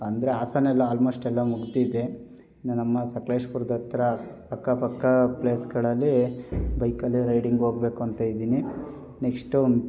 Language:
Kannada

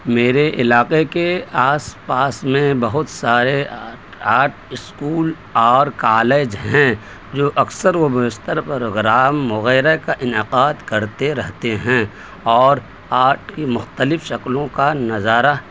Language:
Urdu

